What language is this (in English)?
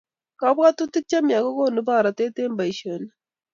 Kalenjin